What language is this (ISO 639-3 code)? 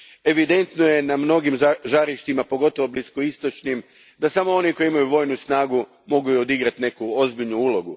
hrv